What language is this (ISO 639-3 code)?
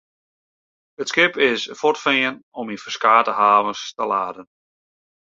fry